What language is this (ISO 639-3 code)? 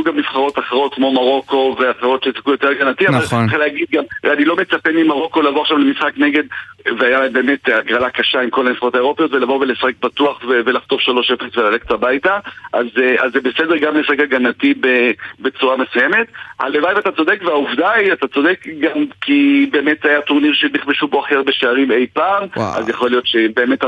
heb